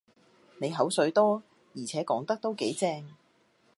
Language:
Cantonese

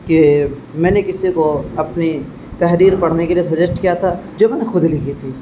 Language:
Urdu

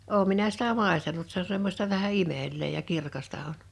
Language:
Finnish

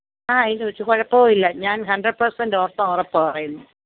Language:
Malayalam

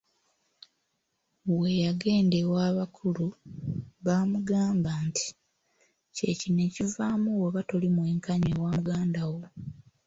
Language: Ganda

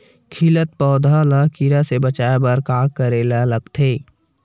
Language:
Chhattisgarhi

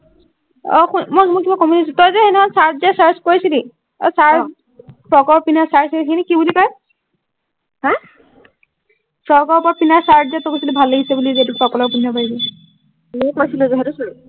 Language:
Assamese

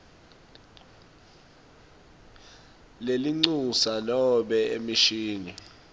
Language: Swati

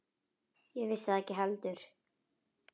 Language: Icelandic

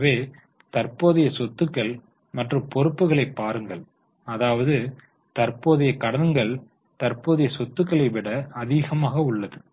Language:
Tamil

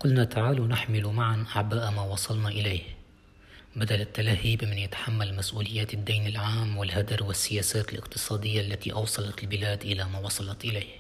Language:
Arabic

